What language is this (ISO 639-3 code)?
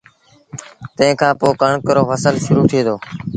sbn